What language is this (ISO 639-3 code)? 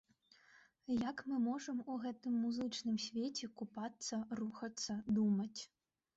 bel